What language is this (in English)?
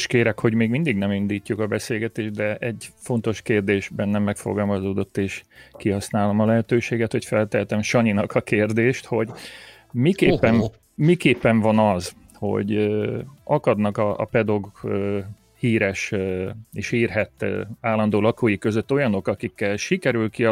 Hungarian